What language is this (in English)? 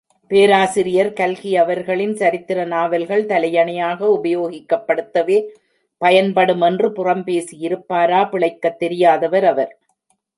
Tamil